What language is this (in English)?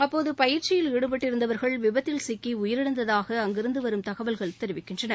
Tamil